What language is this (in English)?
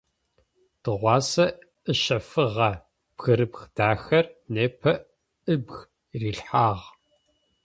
Adyghe